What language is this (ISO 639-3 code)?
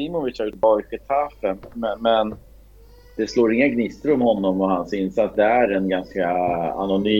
swe